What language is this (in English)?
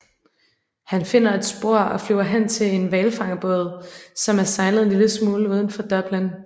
Danish